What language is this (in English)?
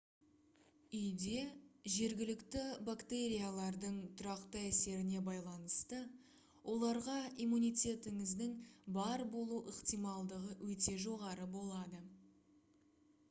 Kazakh